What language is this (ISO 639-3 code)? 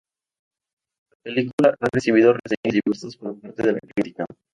spa